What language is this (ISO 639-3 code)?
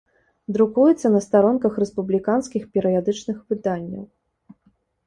bel